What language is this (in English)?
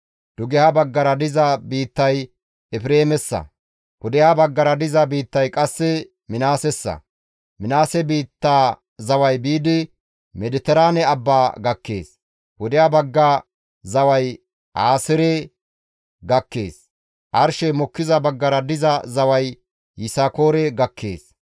Gamo